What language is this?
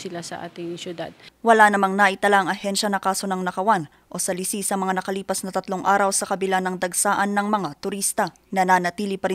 Filipino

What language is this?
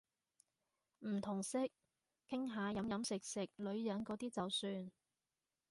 Cantonese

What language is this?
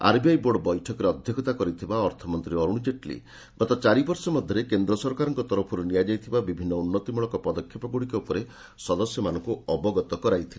Odia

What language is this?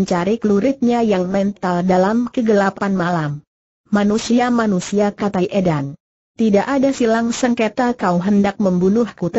Indonesian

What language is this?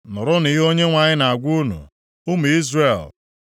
Igbo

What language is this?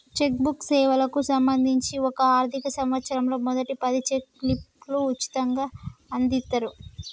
Telugu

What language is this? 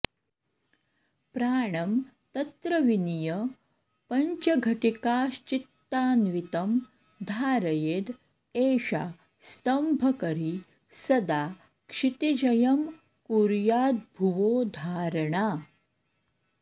Sanskrit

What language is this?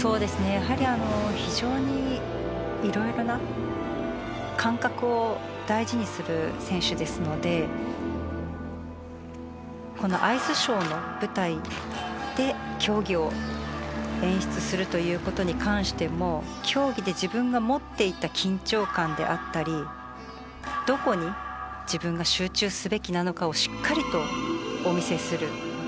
Japanese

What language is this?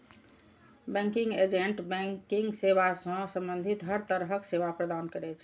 Maithili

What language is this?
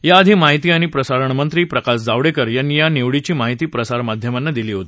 Marathi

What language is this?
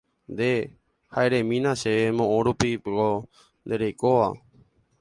Guarani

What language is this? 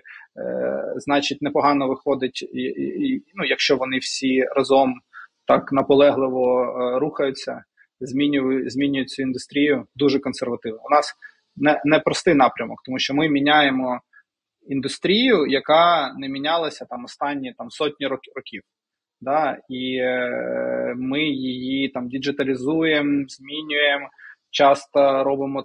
Ukrainian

